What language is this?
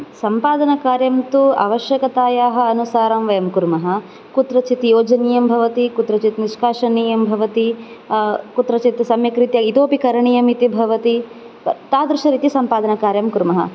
Sanskrit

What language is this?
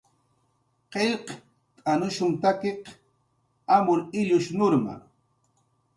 Jaqaru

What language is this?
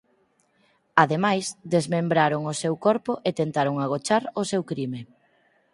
Galician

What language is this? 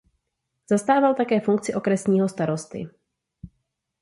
Czech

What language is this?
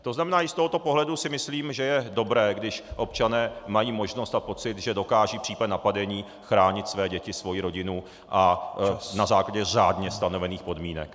Czech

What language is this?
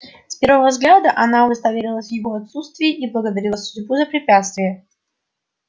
Russian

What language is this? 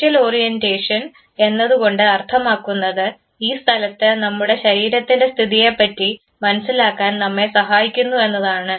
Malayalam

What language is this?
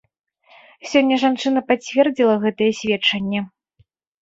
Belarusian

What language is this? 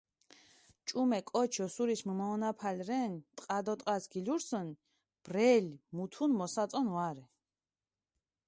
Mingrelian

